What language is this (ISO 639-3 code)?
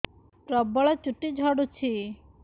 ori